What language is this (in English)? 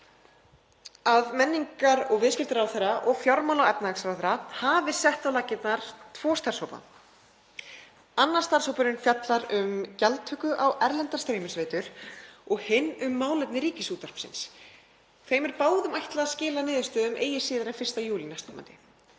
Icelandic